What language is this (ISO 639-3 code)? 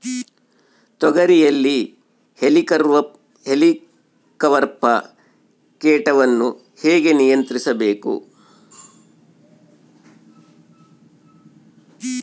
kan